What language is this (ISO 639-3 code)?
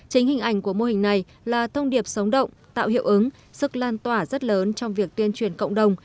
vie